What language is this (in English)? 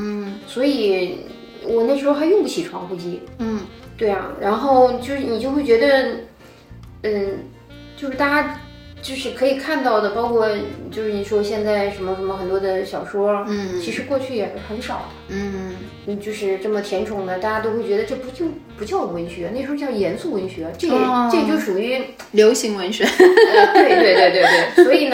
Chinese